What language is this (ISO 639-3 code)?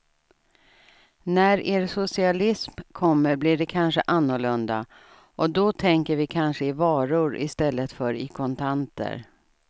swe